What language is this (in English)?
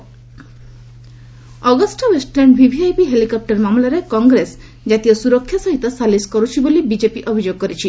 Odia